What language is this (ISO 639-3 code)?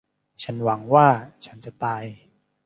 tha